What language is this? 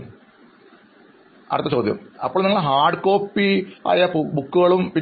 Malayalam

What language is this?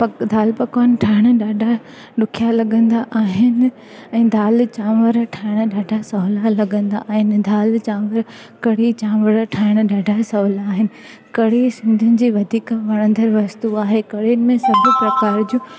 Sindhi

